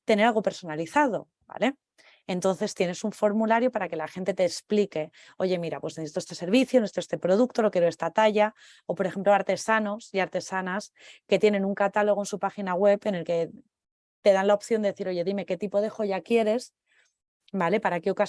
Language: Spanish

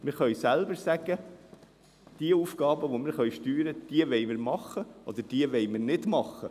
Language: Swiss German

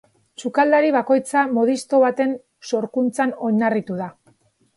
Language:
Basque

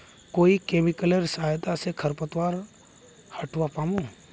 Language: Magahi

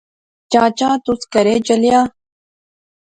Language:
Pahari-Potwari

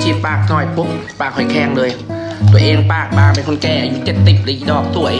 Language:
Thai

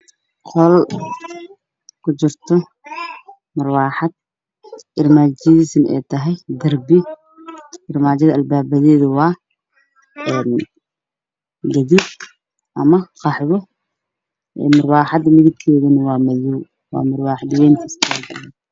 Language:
Somali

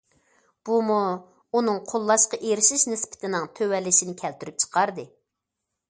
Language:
Uyghur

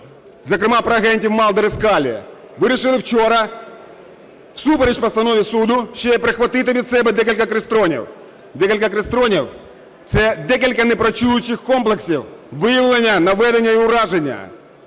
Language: Ukrainian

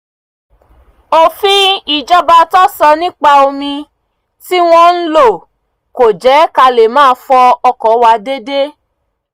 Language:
Yoruba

